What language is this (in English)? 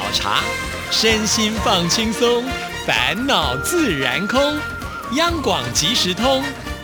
Chinese